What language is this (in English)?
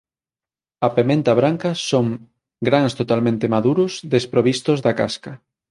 Galician